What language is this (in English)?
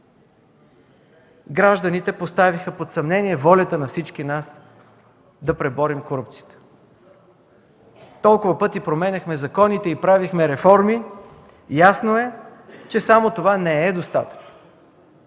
Bulgarian